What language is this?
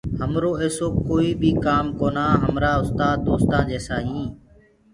Gurgula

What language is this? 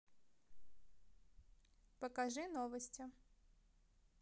Russian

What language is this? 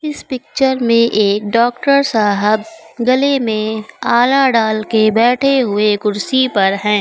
Hindi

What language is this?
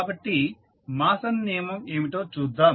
Telugu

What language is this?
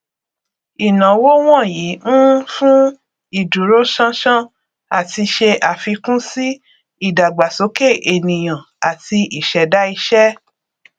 Yoruba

